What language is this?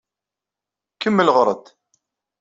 Kabyle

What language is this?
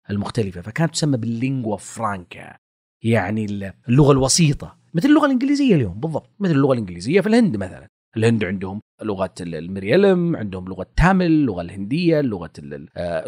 Arabic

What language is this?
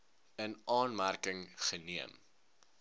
Afrikaans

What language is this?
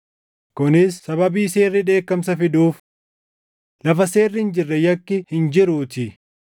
Oromo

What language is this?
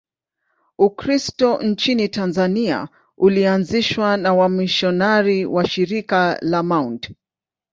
Swahili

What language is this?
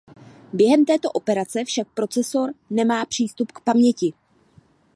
Czech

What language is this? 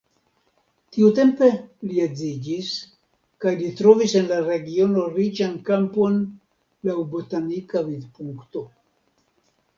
Esperanto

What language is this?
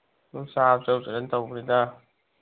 Manipuri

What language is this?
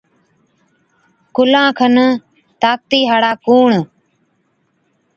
Od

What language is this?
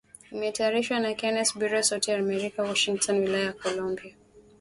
Swahili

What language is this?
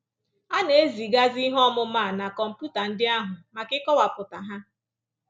Igbo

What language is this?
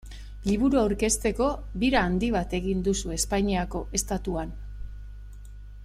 Basque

